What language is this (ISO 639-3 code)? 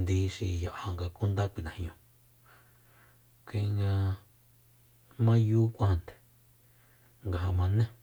vmp